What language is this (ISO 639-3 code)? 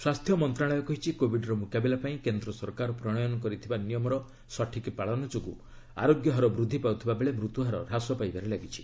ori